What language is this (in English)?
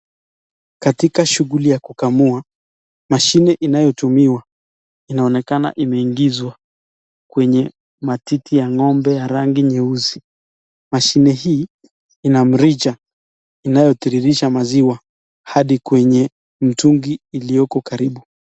Swahili